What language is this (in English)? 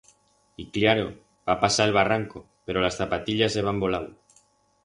Aragonese